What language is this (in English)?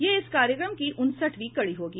Hindi